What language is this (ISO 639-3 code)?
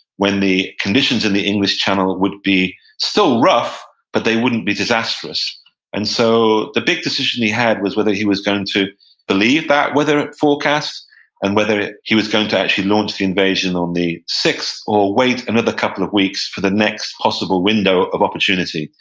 eng